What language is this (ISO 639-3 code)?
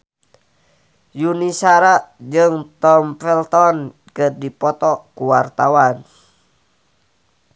sun